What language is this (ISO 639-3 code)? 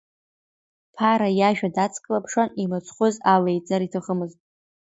abk